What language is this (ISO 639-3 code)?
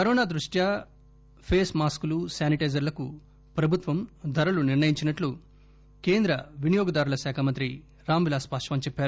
tel